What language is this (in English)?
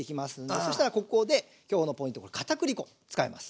Japanese